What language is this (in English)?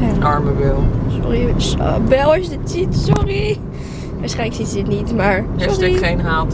Dutch